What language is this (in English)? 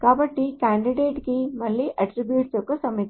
Telugu